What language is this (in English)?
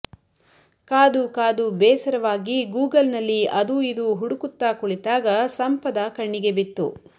Kannada